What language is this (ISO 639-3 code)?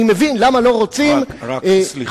heb